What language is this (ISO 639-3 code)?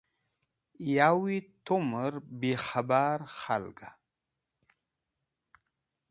wbl